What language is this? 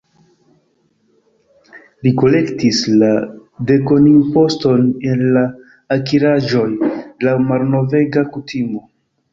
Esperanto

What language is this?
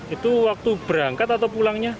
Indonesian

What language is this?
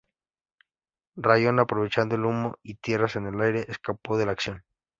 Spanish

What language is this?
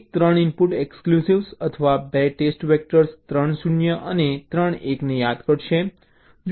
Gujarati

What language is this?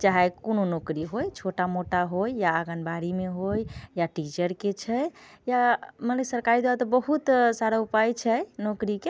Maithili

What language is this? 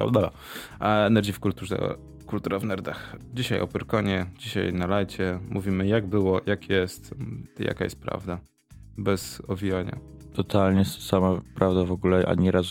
Polish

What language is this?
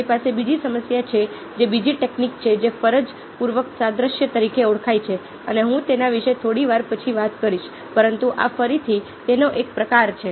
Gujarati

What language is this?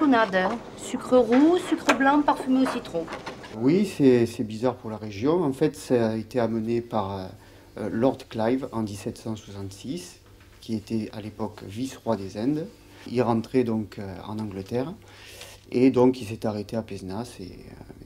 French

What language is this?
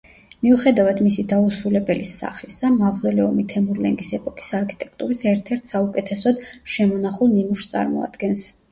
Georgian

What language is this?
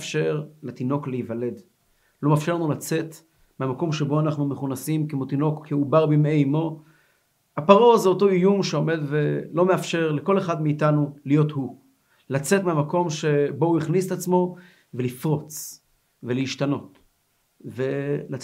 Hebrew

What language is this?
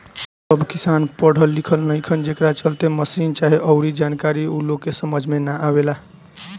Bhojpuri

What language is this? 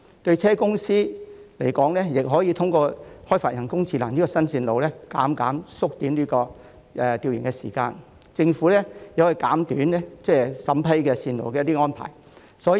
Cantonese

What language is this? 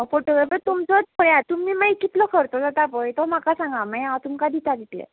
Konkani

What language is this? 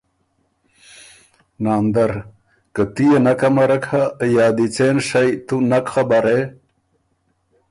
Ormuri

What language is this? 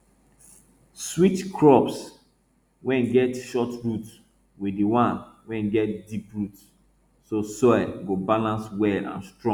Nigerian Pidgin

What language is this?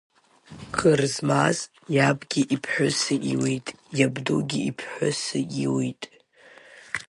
Abkhazian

